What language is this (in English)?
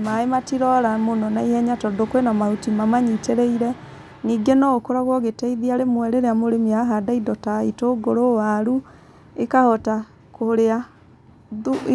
Kikuyu